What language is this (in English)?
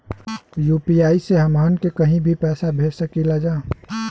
Bhojpuri